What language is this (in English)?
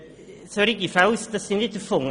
Swiss German